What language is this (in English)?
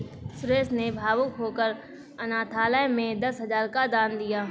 Hindi